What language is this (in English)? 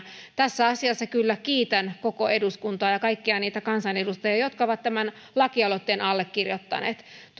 Finnish